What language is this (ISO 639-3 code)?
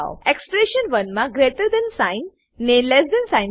guj